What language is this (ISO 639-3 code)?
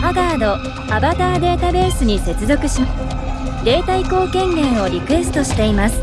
jpn